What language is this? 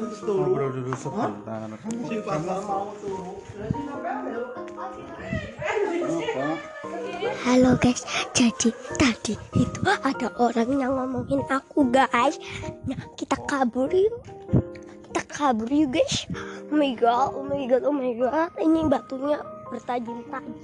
Indonesian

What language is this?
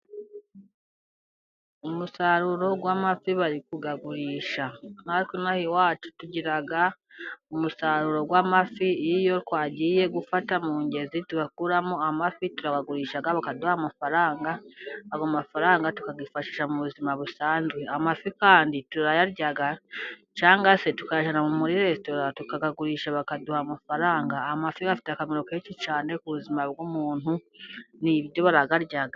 Kinyarwanda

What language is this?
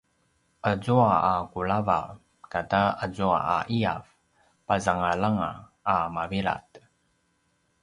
Paiwan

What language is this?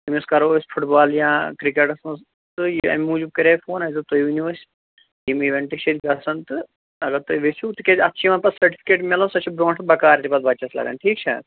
Kashmiri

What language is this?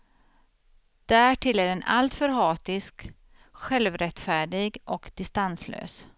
Swedish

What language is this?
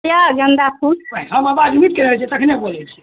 Maithili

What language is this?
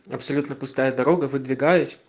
Russian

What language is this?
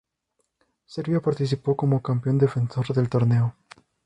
Spanish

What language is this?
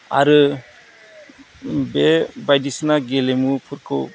Bodo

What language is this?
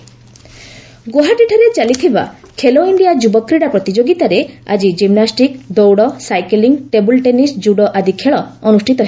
Odia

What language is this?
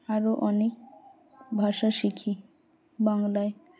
Bangla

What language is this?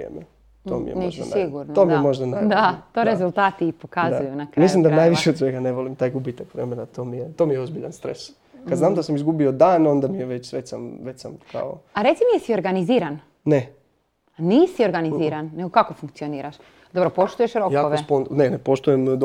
Croatian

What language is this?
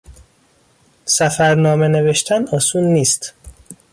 Persian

